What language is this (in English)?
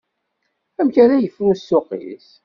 Kabyle